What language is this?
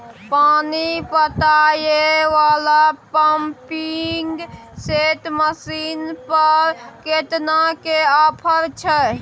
Maithili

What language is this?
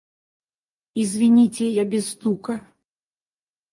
Russian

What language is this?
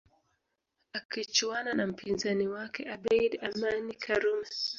Swahili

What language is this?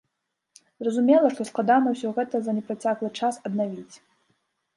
Belarusian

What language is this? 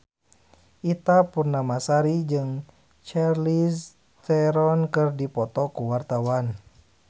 Sundanese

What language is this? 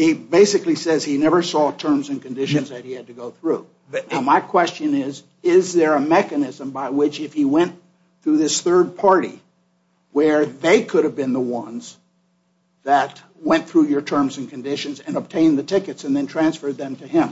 English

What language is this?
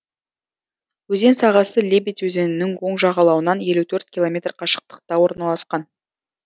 Kazakh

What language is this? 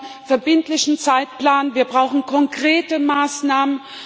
German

